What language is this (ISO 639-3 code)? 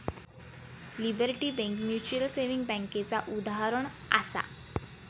mar